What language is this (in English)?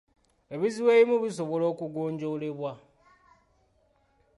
Ganda